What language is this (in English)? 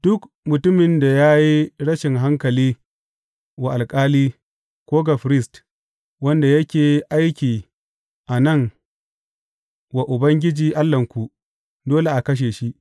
Hausa